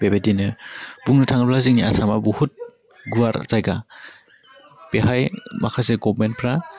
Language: Bodo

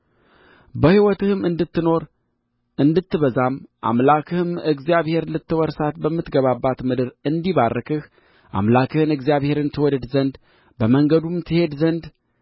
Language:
Amharic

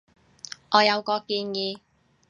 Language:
Cantonese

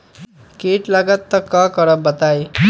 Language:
Magahi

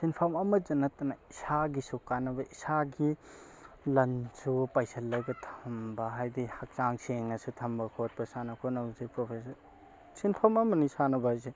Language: Manipuri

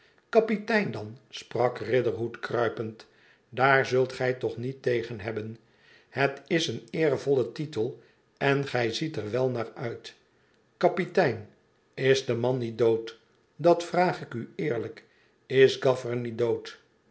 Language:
Dutch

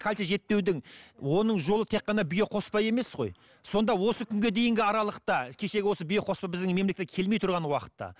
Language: Kazakh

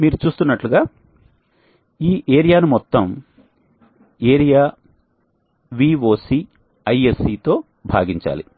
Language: Telugu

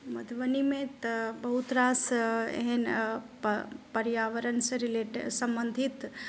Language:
Maithili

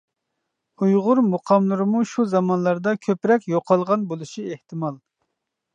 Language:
Uyghur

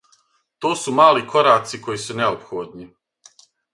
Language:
Serbian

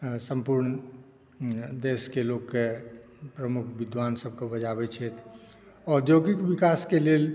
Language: Maithili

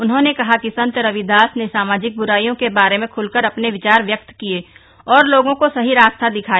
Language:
Hindi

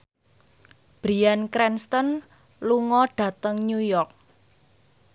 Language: Javanese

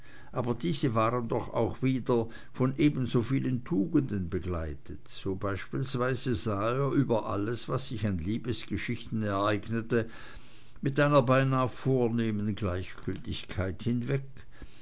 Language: German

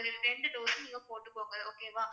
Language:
Tamil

